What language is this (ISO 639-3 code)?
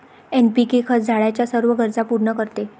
mar